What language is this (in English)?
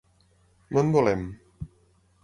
Catalan